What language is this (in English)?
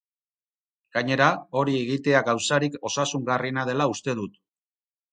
Basque